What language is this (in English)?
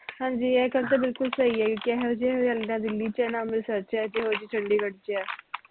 Punjabi